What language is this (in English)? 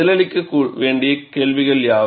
Tamil